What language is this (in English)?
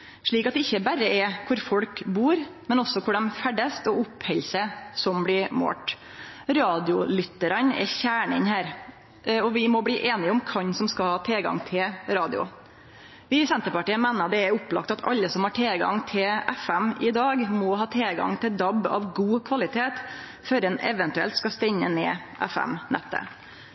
Norwegian Nynorsk